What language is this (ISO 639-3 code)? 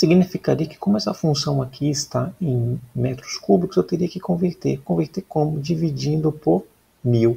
por